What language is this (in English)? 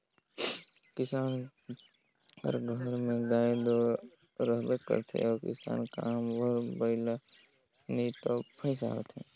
Chhattisgarhi